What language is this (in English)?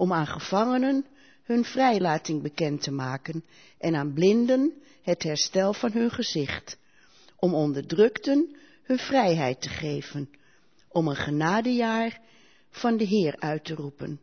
Dutch